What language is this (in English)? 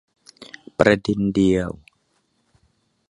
Thai